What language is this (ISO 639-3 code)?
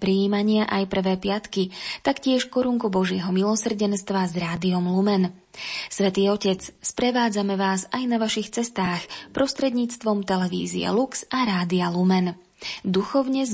slk